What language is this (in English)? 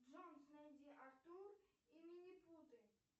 Russian